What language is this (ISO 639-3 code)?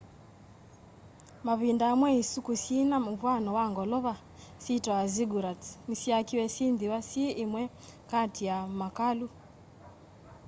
kam